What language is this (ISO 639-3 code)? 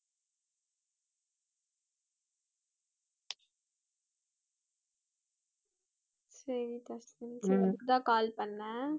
tam